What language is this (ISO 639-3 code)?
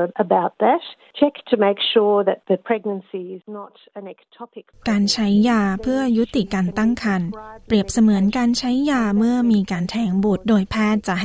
tha